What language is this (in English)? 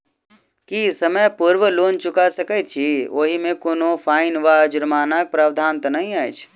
Maithili